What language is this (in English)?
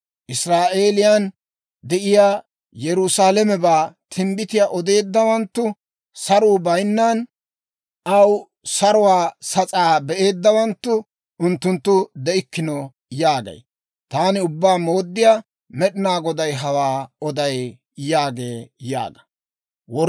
Dawro